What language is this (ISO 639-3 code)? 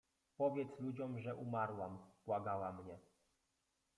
pol